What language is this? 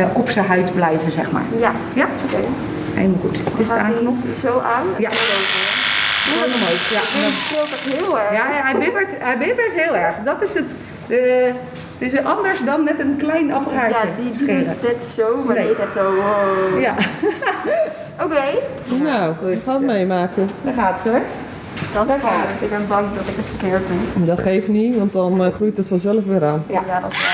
Dutch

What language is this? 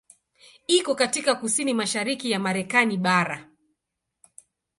Swahili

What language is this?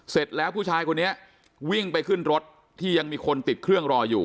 Thai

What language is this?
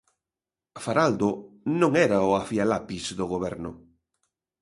Galician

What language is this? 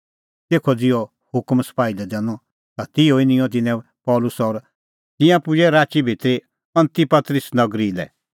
Kullu Pahari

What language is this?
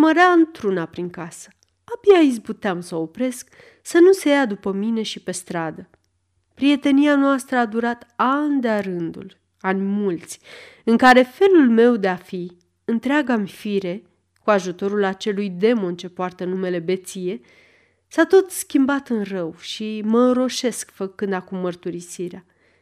Romanian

